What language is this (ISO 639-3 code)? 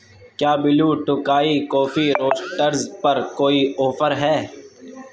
urd